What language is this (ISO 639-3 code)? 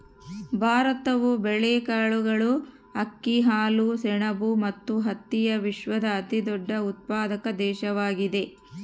kan